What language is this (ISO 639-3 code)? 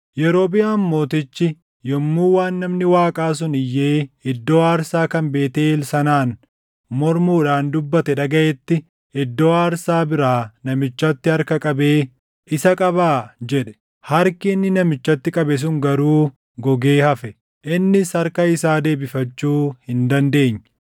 orm